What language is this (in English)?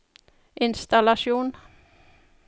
Norwegian